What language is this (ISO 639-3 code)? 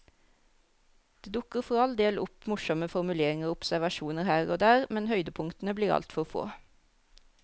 nor